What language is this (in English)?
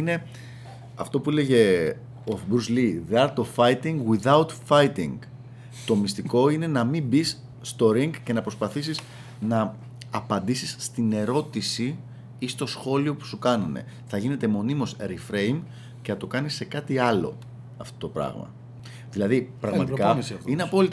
Greek